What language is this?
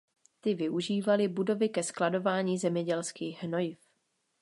Czech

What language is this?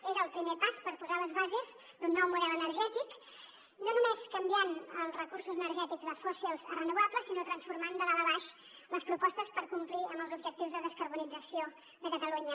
Catalan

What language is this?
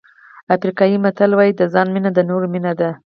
Pashto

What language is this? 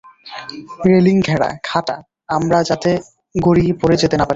Bangla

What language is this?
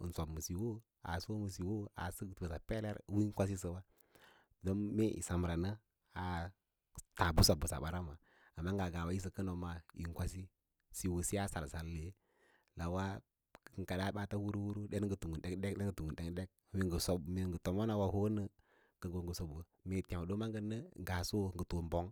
Lala-Roba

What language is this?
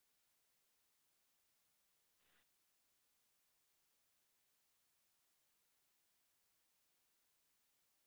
Manipuri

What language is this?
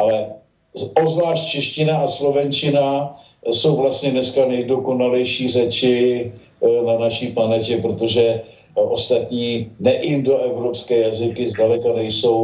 Czech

